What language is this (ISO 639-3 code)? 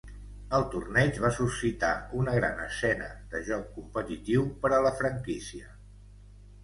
cat